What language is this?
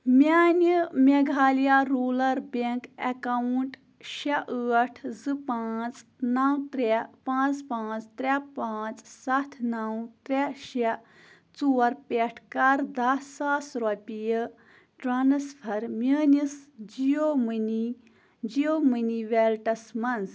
Kashmiri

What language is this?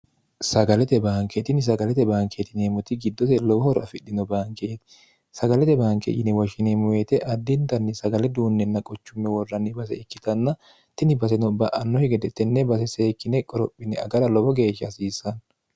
Sidamo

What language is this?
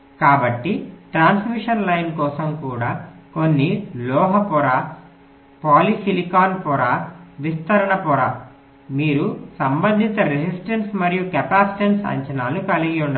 Telugu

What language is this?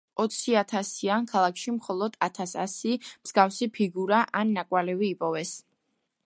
Georgian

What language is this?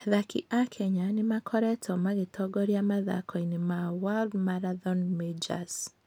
Kikuyu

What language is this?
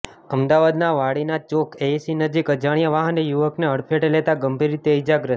Gujarati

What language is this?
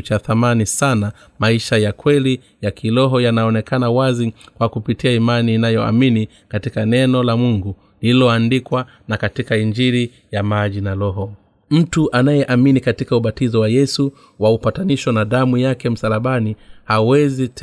Swahili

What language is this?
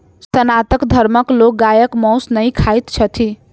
Maithili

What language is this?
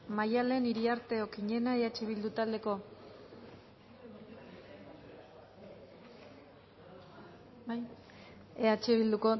Basque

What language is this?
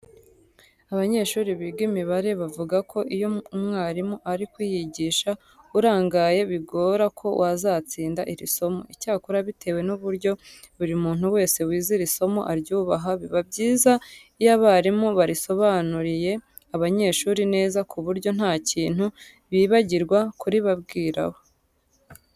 Kinyarwanda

